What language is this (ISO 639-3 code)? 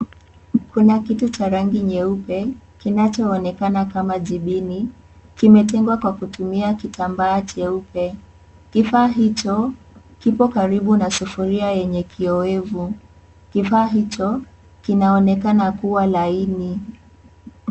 swa